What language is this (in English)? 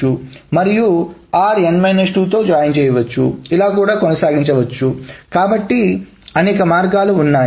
Telugu